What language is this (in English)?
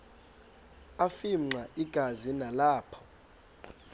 Xhosa